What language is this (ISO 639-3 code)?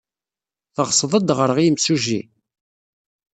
kab